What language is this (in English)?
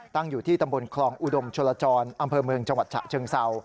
Thai